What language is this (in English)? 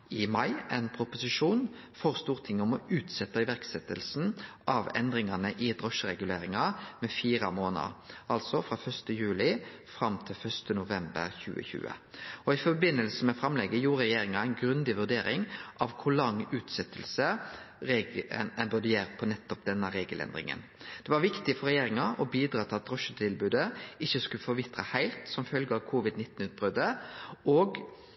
Norwegian Nynorsk